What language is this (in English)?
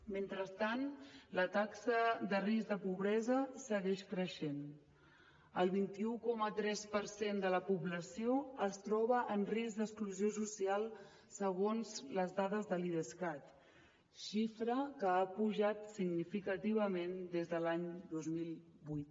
Catalan